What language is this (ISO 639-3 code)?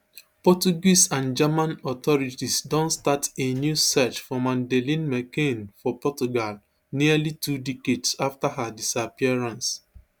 pcm